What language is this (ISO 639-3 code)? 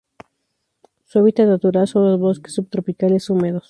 spa